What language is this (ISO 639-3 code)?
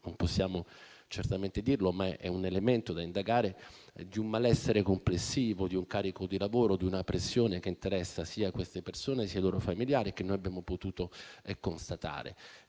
ita